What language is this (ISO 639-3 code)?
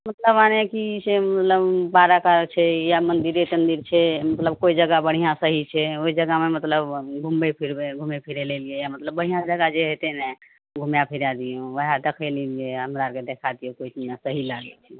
mai